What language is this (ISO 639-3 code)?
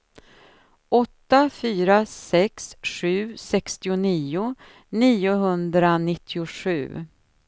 swe